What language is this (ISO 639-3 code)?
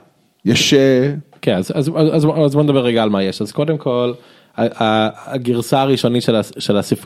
heb